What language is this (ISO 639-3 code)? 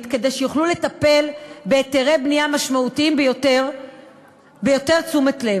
heb